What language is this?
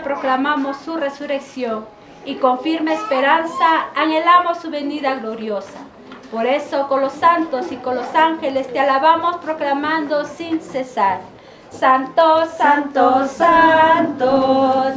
Spanish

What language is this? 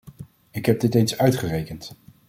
Dutch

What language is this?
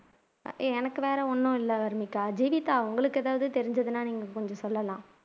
Tamil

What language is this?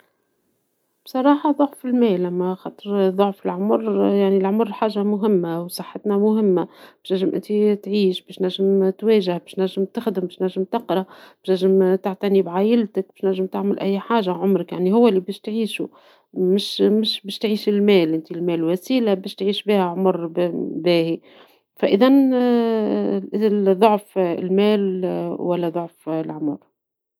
Tunisian Arabic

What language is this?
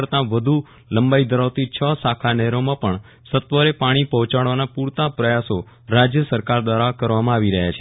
Gujarati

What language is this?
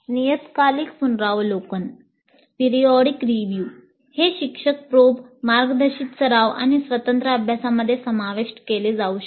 Marathi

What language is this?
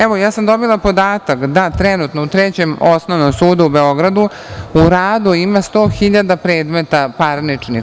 Serbian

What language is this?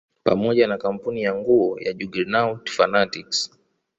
Swahili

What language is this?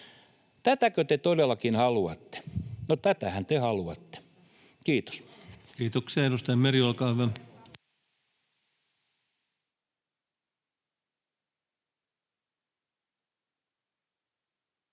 Finnish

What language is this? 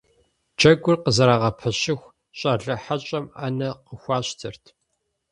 Kabardian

